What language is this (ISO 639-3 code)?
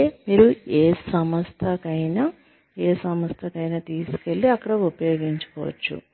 tel